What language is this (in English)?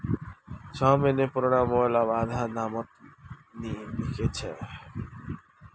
Magahi